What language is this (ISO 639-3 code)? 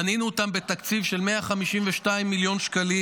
heb